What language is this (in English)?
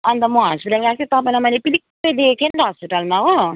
Nepali